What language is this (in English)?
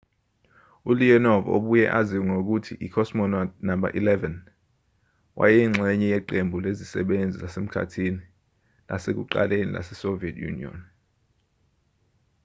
Zulu